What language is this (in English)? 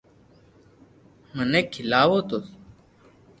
Loarki